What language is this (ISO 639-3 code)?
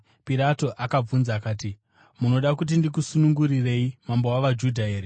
sna